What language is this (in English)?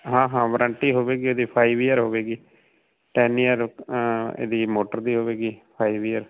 Punjabi